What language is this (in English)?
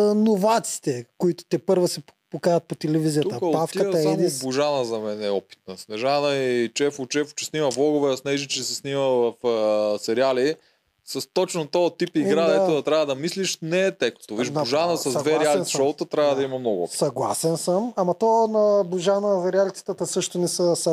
Bulgarian